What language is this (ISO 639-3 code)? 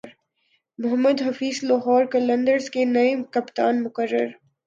urd